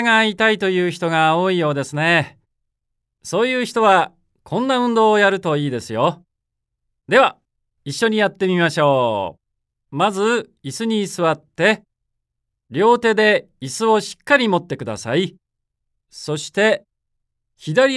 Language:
Japanese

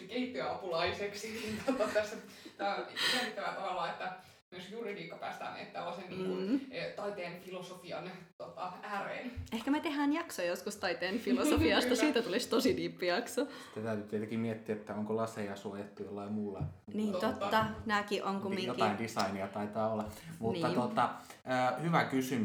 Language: Finnish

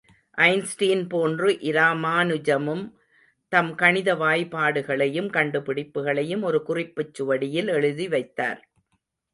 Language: Tamil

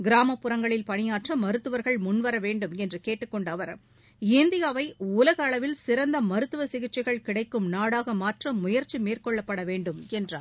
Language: Tamil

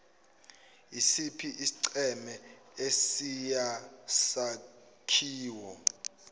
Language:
Zulu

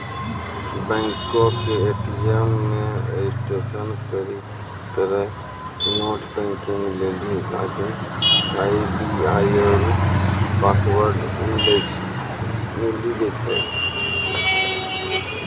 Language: Maithili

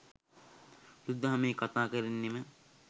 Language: Sinhala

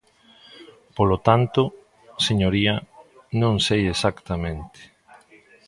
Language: Galician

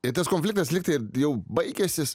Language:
Lithuanian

